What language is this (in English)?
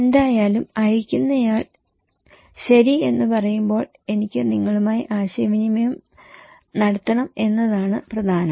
Malayalam